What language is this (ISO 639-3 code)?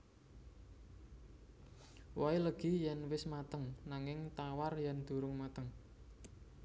jav